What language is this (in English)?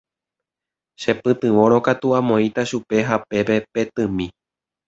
Guarani